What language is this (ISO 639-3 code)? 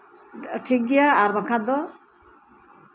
sat